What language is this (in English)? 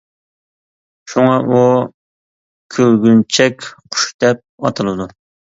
Uyghur